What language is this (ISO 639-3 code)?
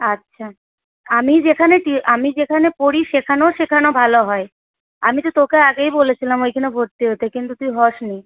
ben